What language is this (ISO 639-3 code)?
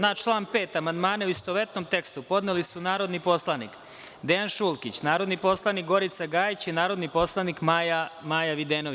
srp